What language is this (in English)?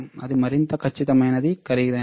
Telugu